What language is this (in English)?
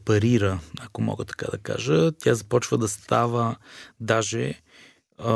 Bulgarian